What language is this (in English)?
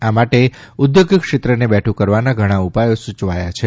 Gujarati